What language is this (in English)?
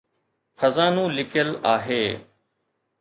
Sindhi